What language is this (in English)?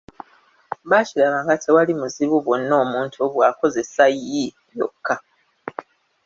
Ganda